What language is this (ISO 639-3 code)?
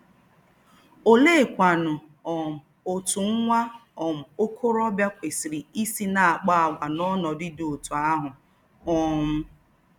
ibo